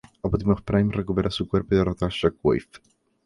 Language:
Spanish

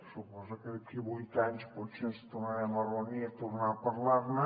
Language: Catalan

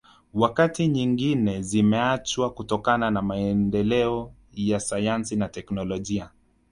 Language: Swahili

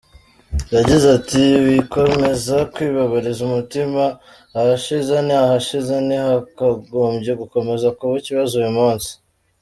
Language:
Kinyarwanda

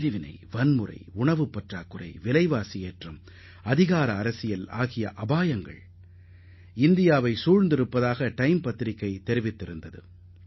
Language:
Tamil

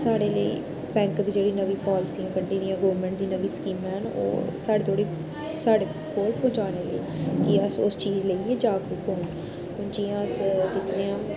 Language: Dogri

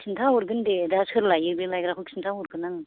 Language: Bodo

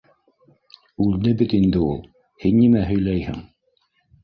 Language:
Bashkir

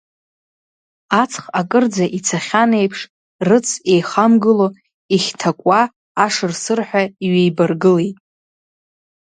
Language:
Abkhazian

